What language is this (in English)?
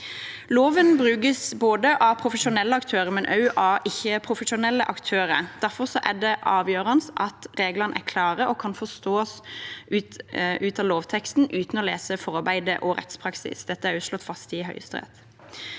Norwegian